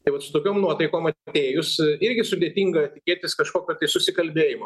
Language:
Lithuanian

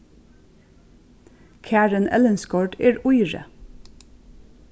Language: Faroese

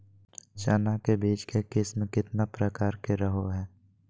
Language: Magahi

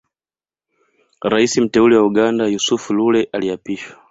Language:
Swahili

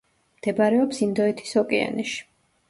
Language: Georgian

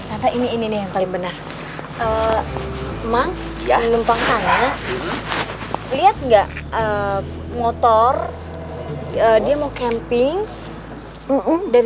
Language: Indonesian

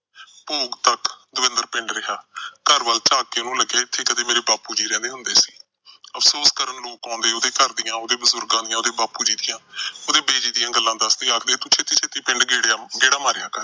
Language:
Punjabi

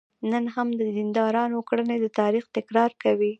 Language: Pashto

